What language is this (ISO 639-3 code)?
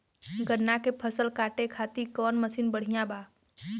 bho